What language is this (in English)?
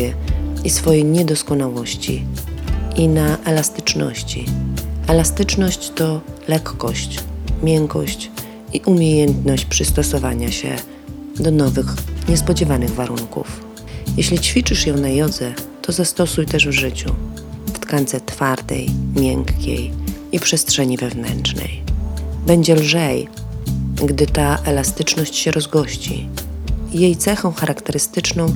Polish